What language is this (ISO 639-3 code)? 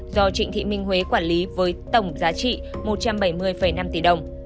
vie